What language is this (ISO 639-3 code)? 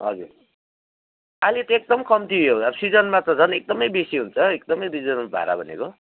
nep